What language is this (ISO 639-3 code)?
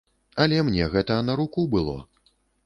bel